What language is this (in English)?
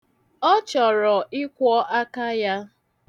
Igbo